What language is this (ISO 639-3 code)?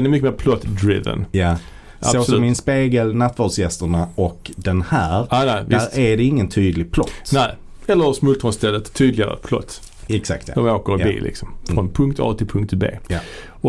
swe